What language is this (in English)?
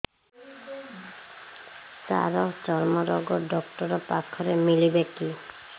Odia